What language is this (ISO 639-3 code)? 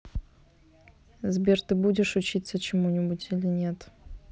rus